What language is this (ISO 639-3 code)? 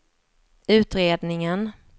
swe